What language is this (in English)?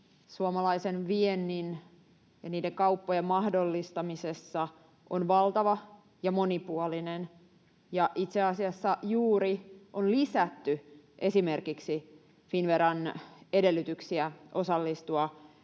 Finnish